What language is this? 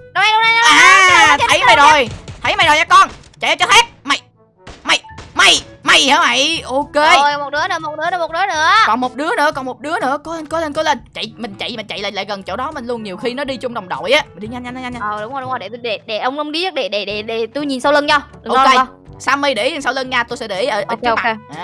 Vietnamese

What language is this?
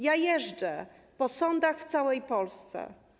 Polish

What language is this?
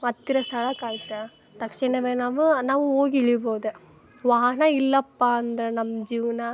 Kannada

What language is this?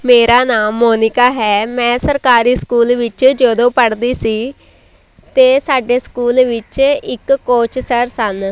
Punjabi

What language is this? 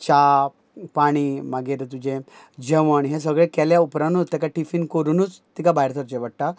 Konkani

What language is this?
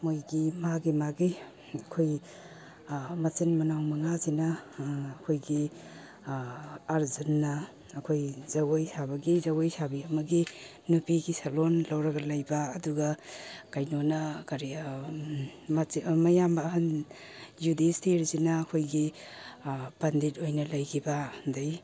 Manipuri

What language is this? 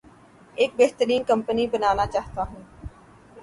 Urdu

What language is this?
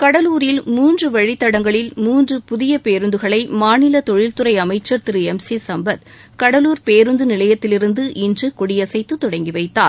Tamil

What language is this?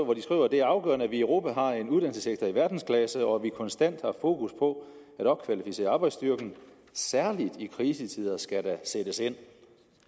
Danish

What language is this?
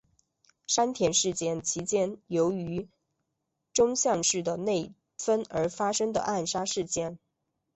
Chinese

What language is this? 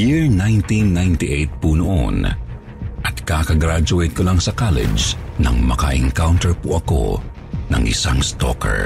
Filipino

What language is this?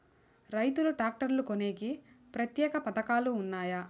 Telugu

